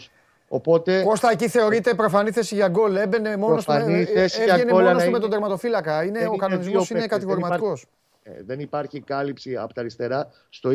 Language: Greek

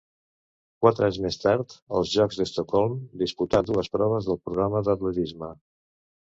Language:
Catalan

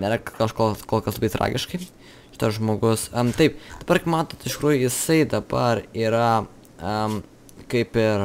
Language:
Lithuanian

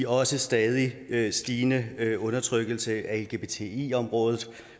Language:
Danish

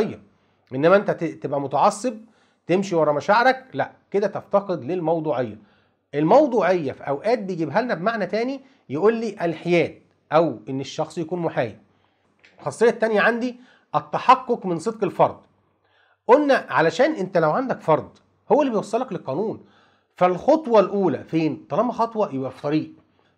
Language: Arabic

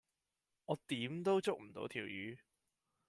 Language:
Cantonese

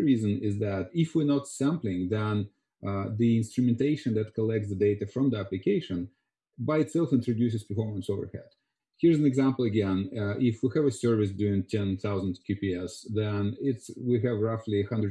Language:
English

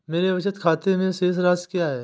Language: Hindi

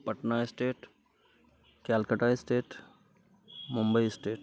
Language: Maithili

